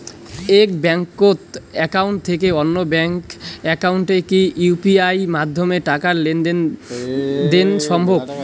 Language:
Bangla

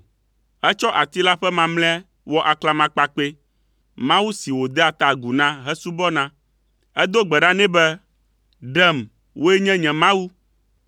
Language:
Ewe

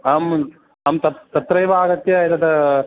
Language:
Sanskrit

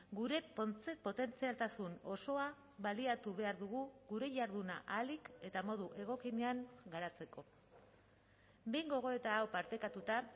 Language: Basque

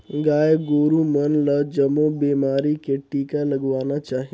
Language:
Chhattisgarhi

